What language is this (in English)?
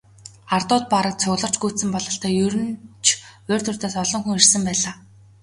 Mongolian